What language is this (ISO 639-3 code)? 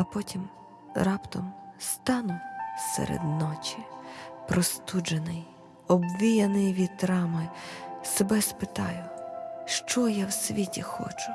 ukr